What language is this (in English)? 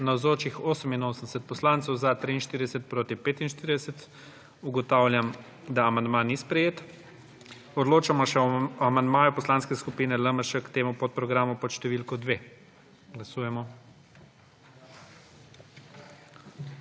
Slovenian